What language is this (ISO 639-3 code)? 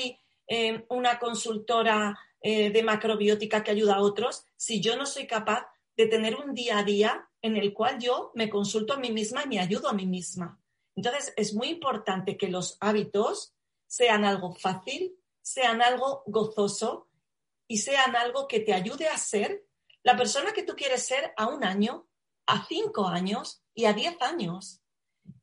spa